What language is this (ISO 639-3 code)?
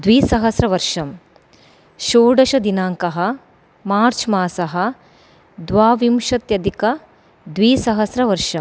san